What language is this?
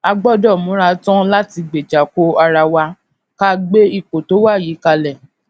Yoruba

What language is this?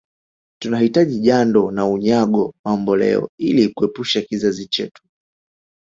Swahili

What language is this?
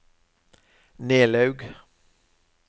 Norwegian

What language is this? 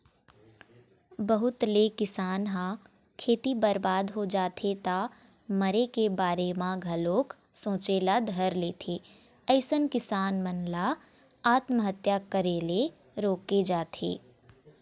Chhattisgarhi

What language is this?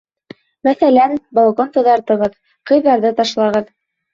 Bashkir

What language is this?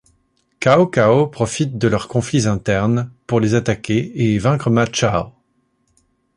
French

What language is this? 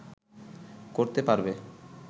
Bangla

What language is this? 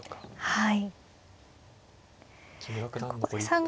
Japanese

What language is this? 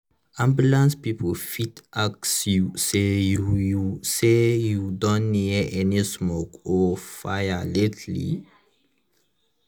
Nigerian Pidgin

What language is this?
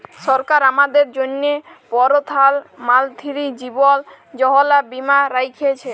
Bangla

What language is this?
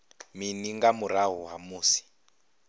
Venda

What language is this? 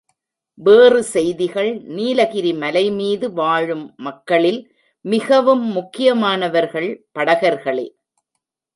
Tamil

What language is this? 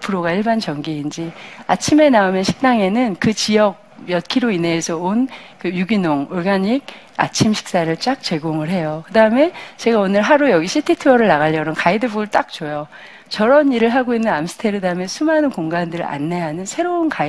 Korean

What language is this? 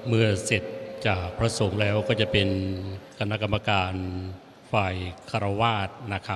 Thai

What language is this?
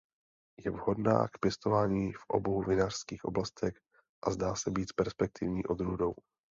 Czech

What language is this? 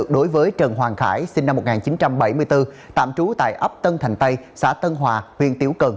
Vietnamese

